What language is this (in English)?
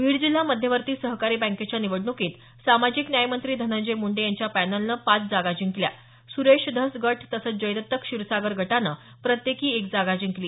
Marathi